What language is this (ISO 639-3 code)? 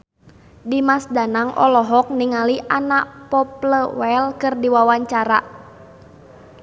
sun